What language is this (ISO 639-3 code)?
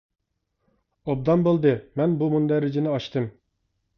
uig